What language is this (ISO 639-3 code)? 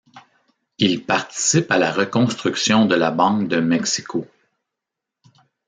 fra